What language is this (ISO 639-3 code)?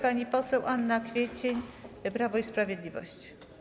pol